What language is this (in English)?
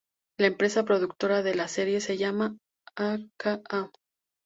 Spanish